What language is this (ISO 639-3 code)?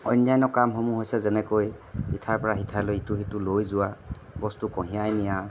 asm